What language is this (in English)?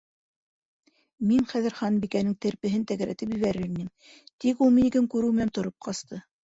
Bashkir